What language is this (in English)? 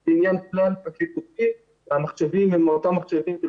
Hebrew